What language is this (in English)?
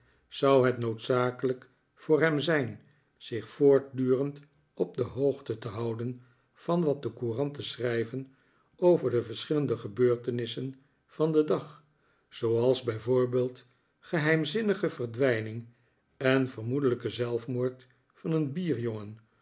Dutch